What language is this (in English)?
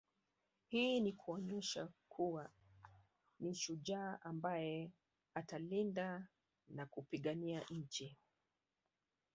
Swahili